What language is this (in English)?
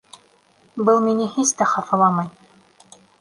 Bashkir